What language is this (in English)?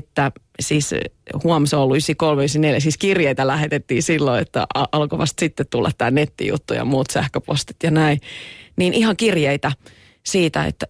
Finnish